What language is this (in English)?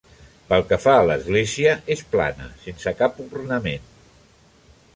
Catalan